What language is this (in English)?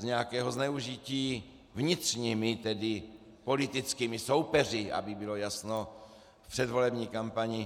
Czech